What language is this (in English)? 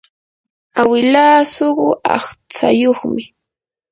Yanahuanca Pasco Quechua